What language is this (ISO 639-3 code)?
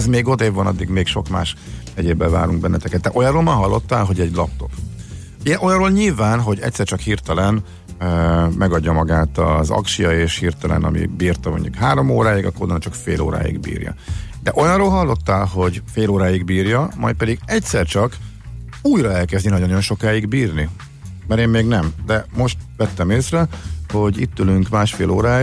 hun